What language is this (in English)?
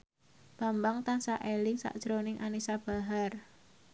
Javanese